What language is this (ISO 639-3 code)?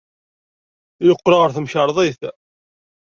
kab